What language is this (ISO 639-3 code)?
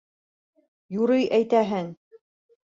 bak